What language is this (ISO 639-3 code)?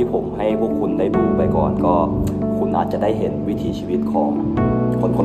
tha